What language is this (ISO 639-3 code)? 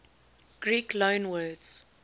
eng